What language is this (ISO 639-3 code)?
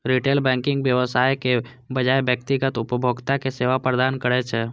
mai